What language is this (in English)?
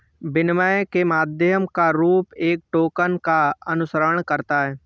Hindi